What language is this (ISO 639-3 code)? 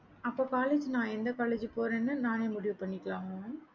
tam